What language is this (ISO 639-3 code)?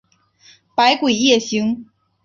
zho